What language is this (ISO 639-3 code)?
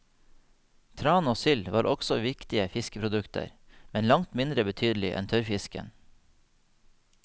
nor